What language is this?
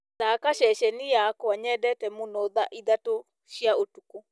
Kikuyu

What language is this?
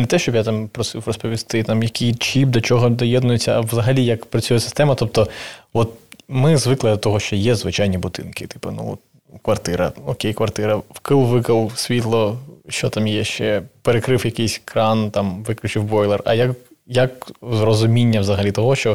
Ukrainian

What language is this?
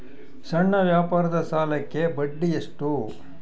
Kannada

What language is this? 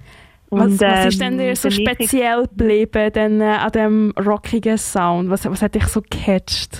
German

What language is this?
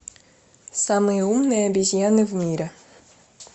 Russian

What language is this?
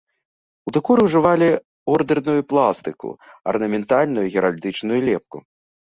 Belarusian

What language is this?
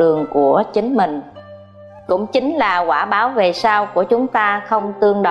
Vietnamese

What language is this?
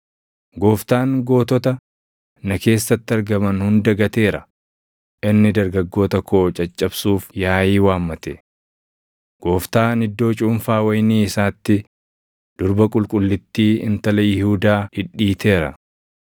Oromo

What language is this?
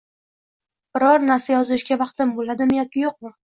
Uzbek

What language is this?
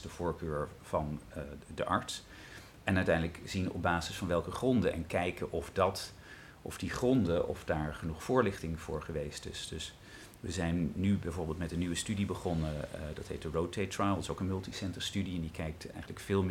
Dutch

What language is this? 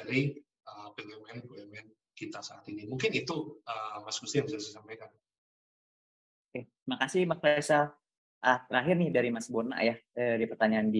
Indonesian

